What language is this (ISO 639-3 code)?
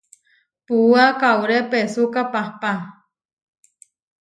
var